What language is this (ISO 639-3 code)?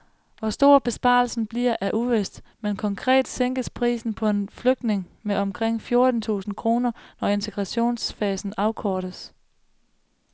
dan